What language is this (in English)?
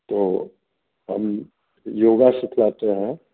Hindi